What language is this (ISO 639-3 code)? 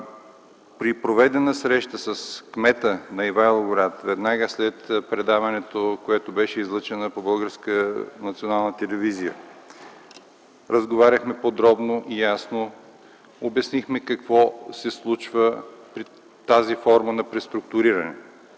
bul